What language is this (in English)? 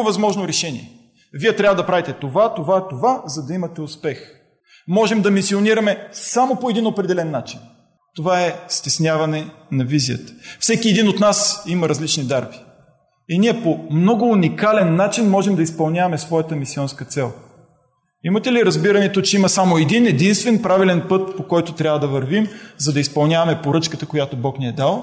Bulgarian